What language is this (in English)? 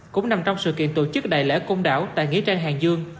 Vietnamese